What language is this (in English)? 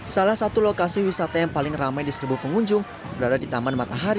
Indonesian